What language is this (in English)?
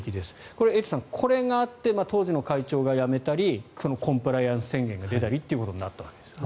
Japanese